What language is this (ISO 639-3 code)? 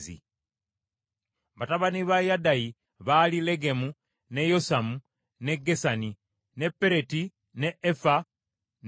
lug